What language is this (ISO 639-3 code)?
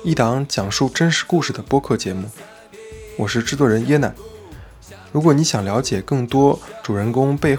zho